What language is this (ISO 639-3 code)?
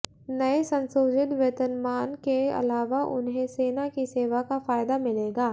hin